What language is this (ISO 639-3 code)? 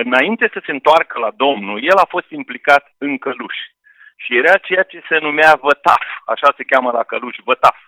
ron